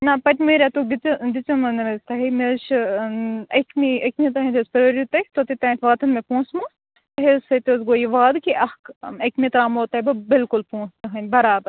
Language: Kashmiri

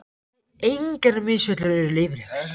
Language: Icelandic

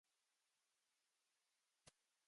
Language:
Japanese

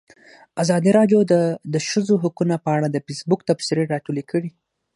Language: Pashto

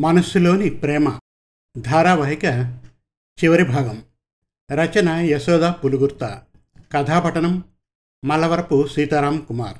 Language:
Telugu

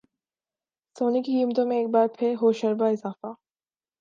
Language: Urdu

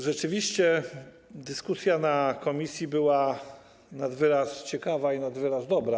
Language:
Polish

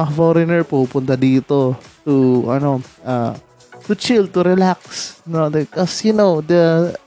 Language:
Filipino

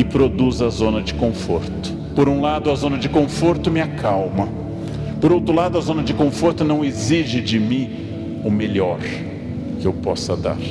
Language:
Portuguese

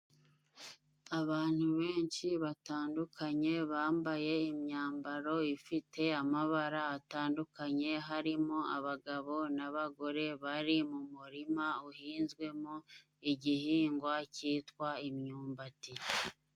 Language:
Kinyarwanda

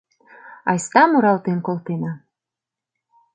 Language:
Mari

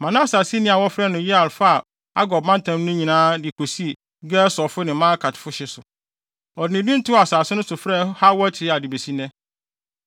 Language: Akan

